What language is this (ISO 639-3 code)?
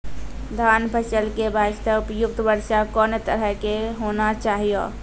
mai